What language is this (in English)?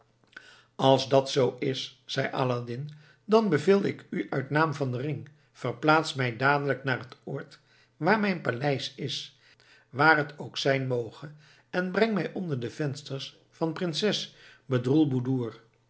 Dutch